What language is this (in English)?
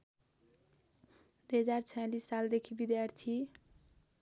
Nepali